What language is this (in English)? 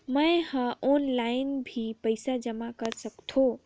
Chhattisgarhi